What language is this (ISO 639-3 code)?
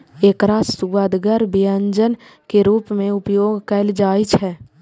mai